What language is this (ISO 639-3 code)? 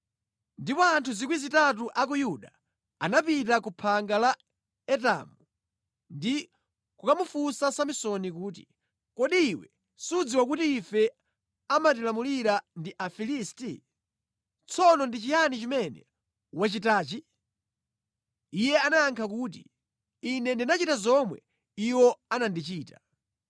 nya